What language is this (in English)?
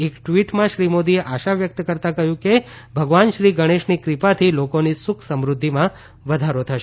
Gujarati